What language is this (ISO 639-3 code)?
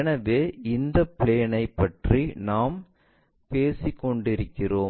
tam